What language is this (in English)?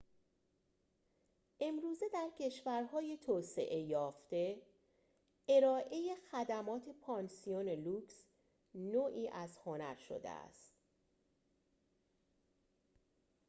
Persian